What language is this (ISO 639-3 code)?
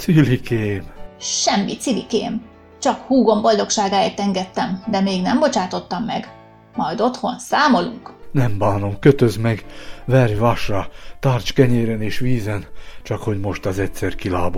hun